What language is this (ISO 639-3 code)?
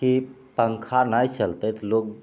mai